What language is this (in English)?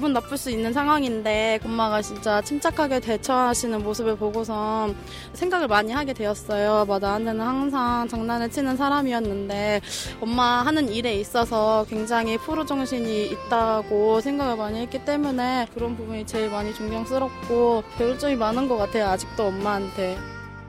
Korean